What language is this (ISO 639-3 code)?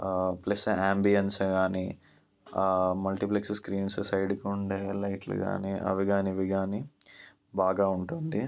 tel